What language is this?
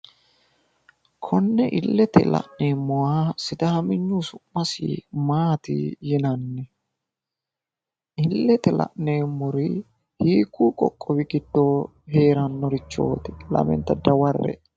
Sidamo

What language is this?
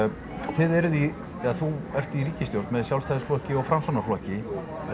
Icelandic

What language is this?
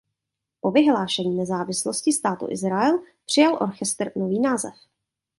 Czech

